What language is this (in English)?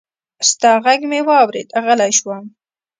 Pashto